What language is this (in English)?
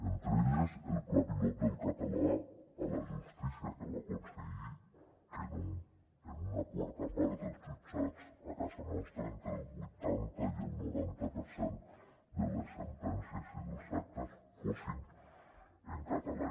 Catalan